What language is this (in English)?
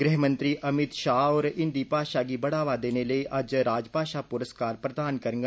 Dogri